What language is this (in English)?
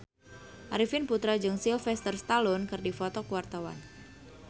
Sundanese